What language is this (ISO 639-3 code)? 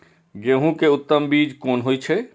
mai